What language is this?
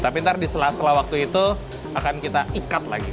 Indonesian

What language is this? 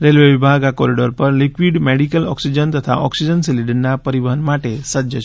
Gujarati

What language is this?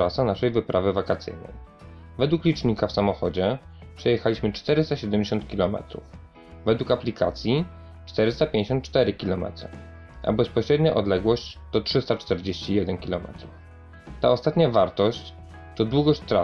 Polish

